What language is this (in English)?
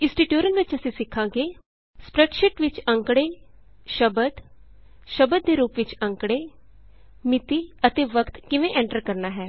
Punjabi